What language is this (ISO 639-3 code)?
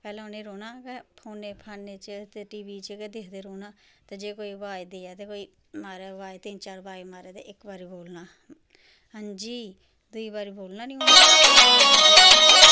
doi